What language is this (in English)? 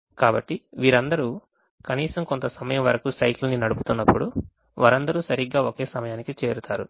Telugu